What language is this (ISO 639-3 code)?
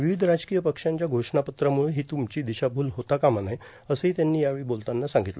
mar